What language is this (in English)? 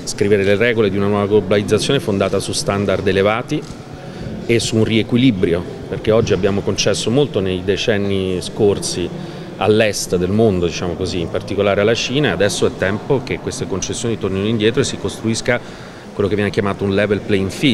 Italian